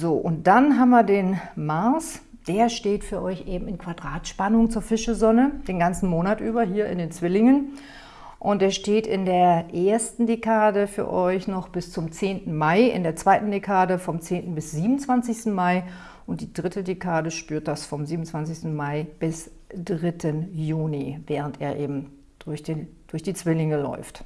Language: German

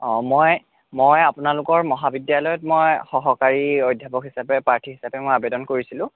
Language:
Assamese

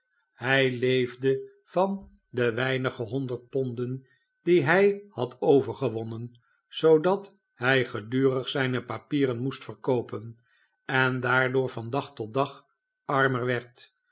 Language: Dutch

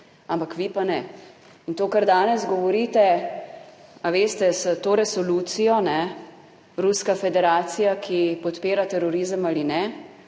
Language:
Slovenian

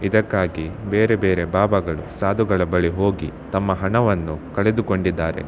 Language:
Kannada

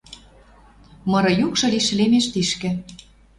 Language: Western Mari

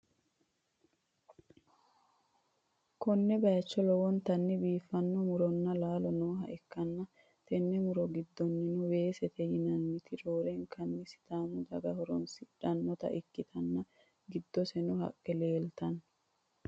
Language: Sidamo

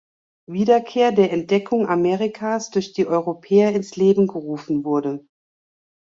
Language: German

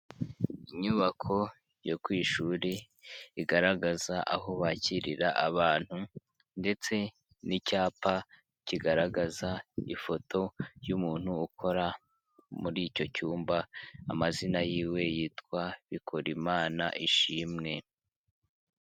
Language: Kinyarwanda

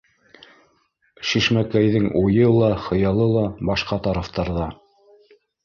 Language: Bashkir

